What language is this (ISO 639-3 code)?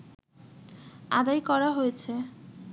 ben